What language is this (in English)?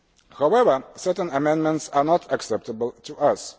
English